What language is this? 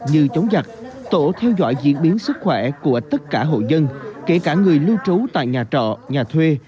Vietnamese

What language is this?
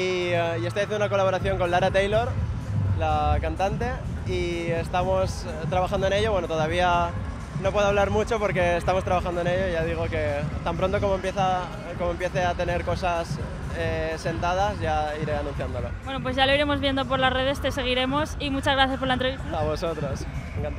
Spanish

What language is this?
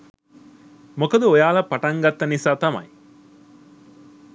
Sinhala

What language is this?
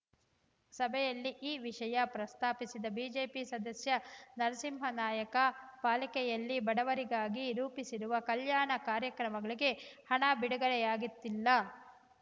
Kannada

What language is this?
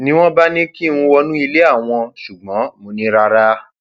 Yoruba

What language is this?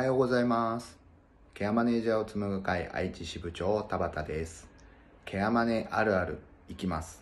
Japanese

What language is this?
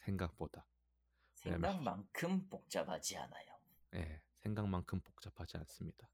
Korean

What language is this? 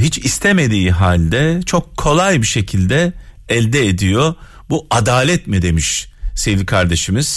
Turkish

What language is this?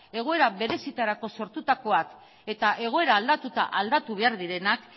Basque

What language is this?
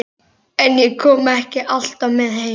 Icelandic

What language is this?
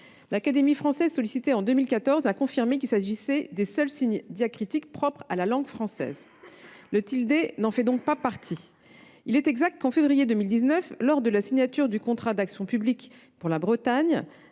French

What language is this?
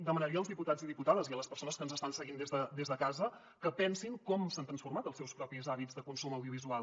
Catalan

